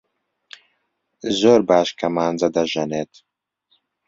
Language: Central Kurdish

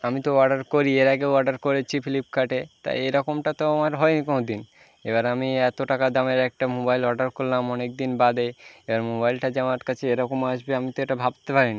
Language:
Bangla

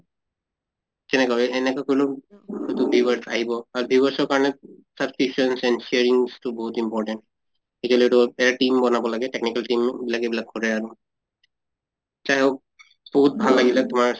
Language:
Assamese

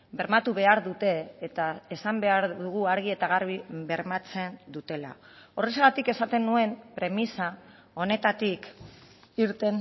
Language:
Basque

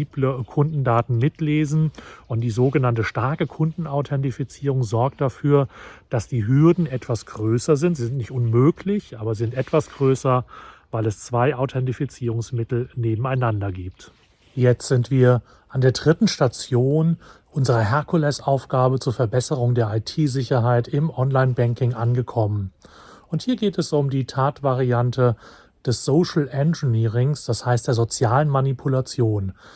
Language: German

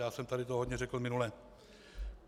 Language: Czech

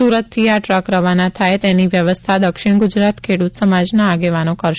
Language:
Gujarati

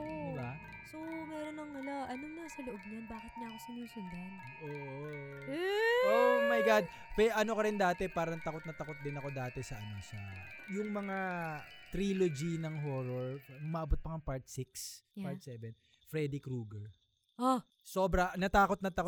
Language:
Filipino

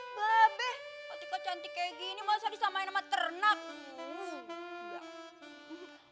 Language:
Indonesian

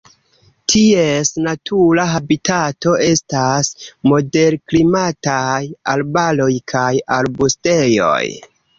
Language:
Esperanto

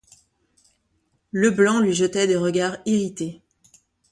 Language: French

